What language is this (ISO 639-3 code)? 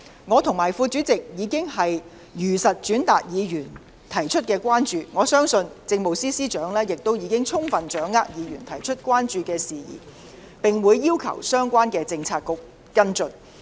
yue